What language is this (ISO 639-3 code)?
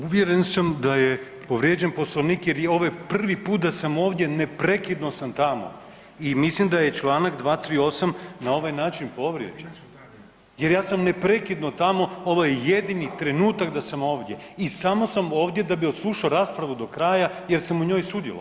hrv